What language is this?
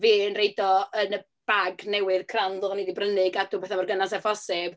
Welsh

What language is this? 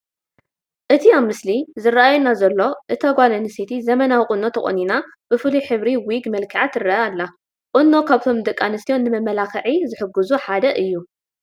Tigrinya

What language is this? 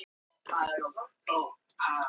Icelandic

